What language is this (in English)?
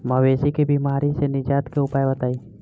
Bhojpuri